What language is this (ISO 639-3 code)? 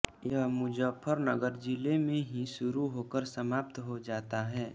hin